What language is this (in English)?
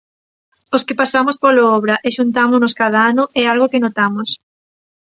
Galician